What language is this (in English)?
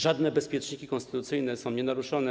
Polish